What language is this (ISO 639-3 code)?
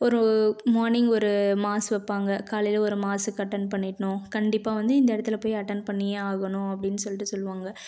tam